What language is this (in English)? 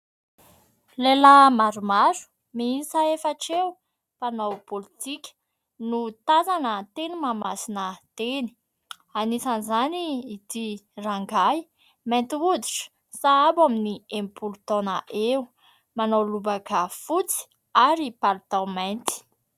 Malagasy